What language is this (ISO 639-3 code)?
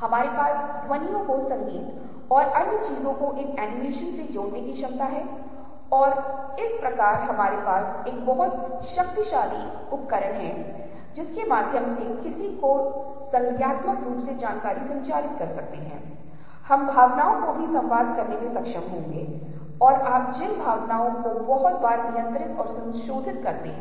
hin